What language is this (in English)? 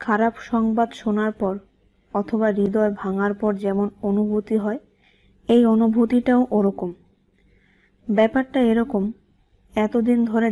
Romanian